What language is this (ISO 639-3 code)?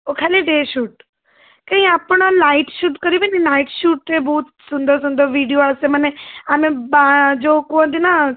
ori